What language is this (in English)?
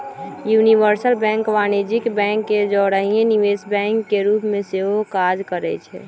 Magahi